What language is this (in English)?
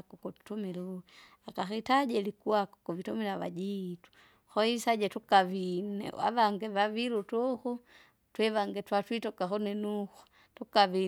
Kinga